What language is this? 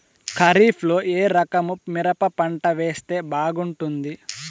Telugu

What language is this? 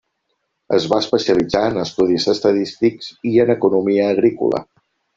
Catalan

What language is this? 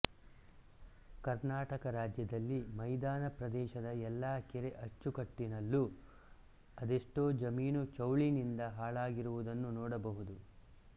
Kannada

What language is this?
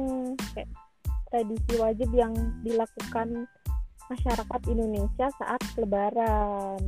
Indonesian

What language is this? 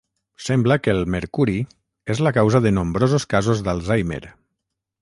Catalan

